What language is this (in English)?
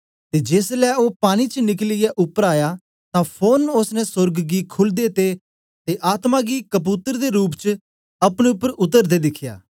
Dogri